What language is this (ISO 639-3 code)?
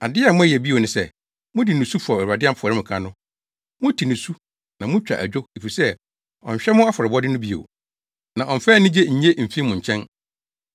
aka